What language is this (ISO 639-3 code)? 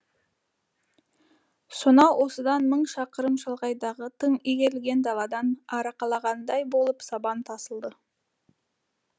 kaz